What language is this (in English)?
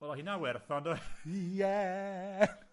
Welsh